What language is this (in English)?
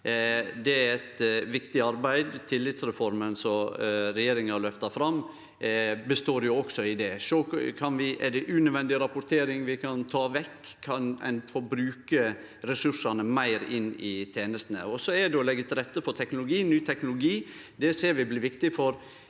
Norwegian